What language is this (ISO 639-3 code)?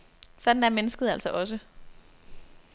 dan